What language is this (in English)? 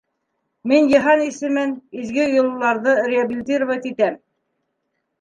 Bashkir